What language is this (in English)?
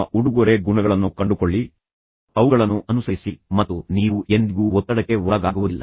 Kannada